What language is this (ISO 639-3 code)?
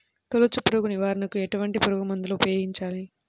tel